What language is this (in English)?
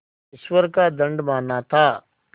Hindi